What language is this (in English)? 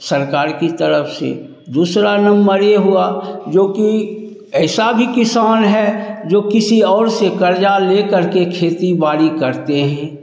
Hindi